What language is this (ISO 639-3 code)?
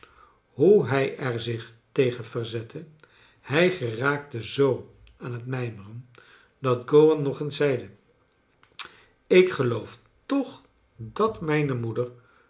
nld